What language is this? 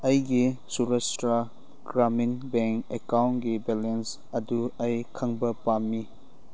Manipuri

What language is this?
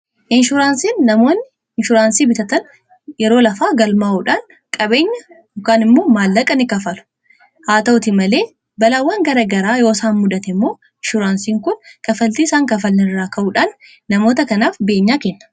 Oromo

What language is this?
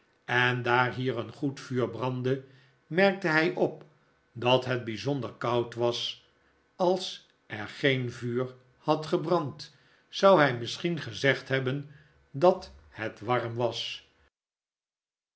Dutch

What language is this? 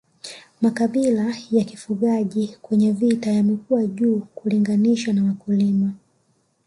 Swahili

